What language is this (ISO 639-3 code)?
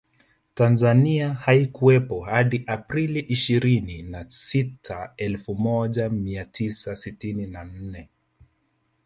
swa